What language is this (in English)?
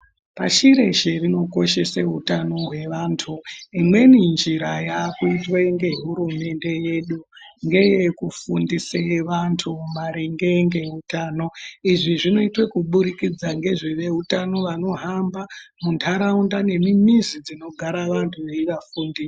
Ndau